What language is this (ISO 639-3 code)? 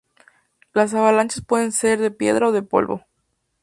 spa